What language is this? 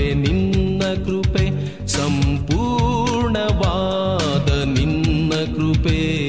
Kannada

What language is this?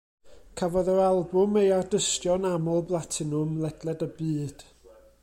Welsh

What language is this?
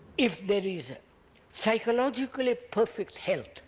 English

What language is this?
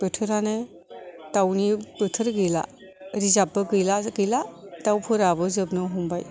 Bodo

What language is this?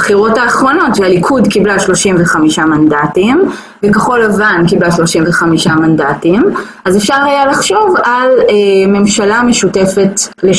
Hebrew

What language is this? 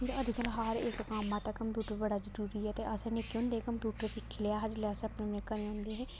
Dogri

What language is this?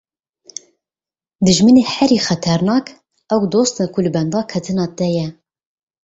Kurdish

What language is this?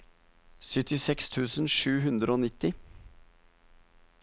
Norwegian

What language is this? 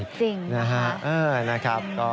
Thai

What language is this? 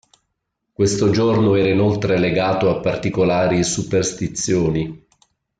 Italian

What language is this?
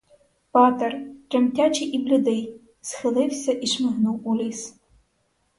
Ukrainian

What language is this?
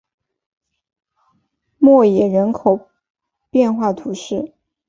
Chinese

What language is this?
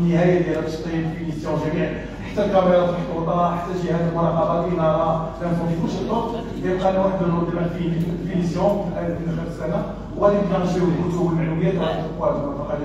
Arabic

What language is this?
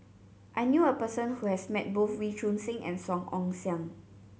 English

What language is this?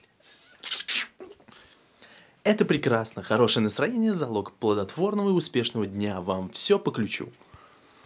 Russian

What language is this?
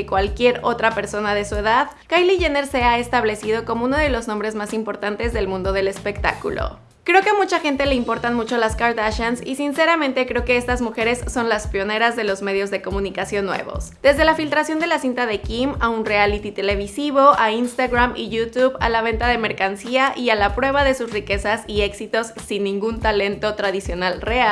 Spanish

